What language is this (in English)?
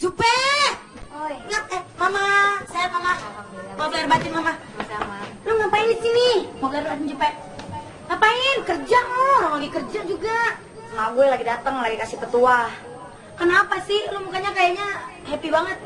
Indonesian